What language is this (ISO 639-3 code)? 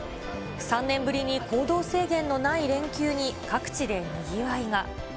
jpn